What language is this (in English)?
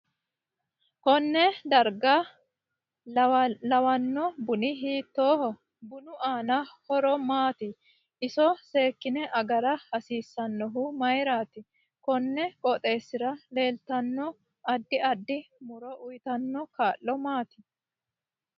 Sidamo